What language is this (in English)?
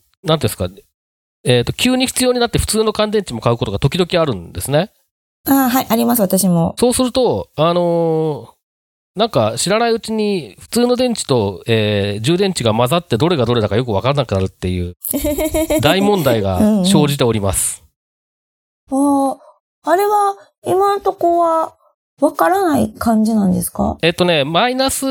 Japanese